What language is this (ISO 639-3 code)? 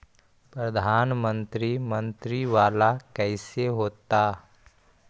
mag